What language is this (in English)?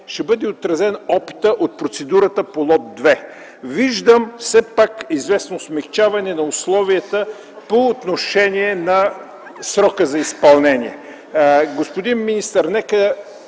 Bulgarian